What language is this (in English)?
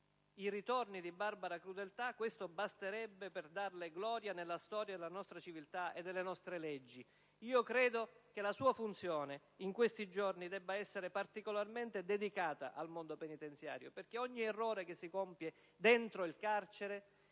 Italian